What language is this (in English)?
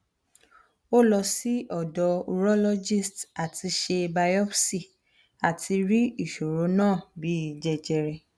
Yoruba